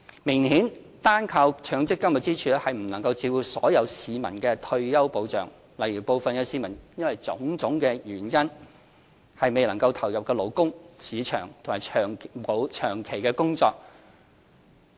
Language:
Cantonese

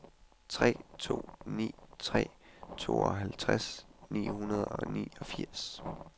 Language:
Danish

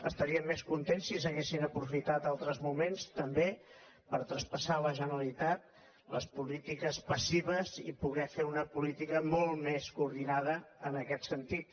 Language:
Catalan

